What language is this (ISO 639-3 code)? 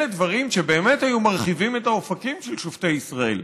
heb